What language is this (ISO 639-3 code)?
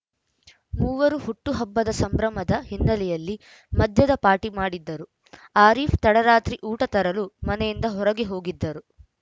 kan